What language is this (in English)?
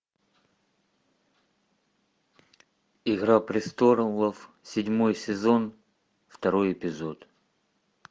Russian